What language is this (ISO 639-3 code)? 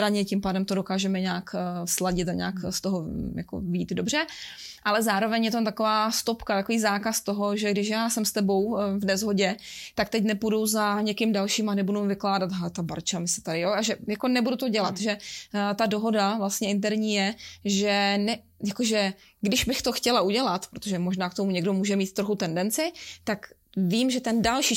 ces